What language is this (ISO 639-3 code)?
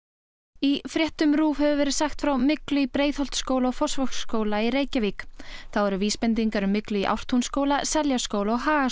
isl